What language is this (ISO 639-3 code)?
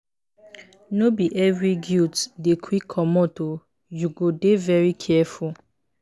pcm